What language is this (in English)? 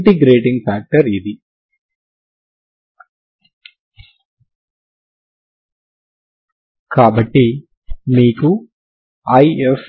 Telugu